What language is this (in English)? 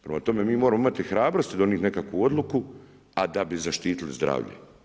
Croatian